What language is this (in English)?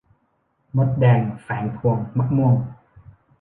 Thai